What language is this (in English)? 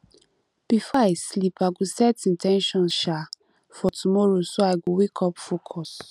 Nigerian Pidgin